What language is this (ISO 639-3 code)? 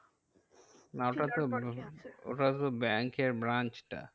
ben